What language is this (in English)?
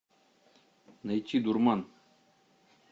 Russian